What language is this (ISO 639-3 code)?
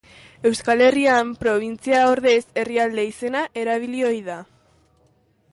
eus